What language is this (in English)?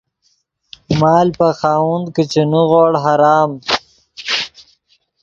Yidgha